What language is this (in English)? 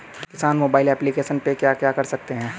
Hindi